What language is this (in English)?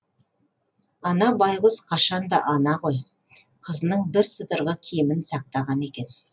Kazakh